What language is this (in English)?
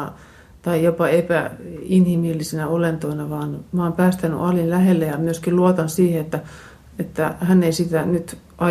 Finnish